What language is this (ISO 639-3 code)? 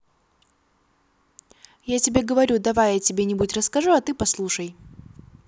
rus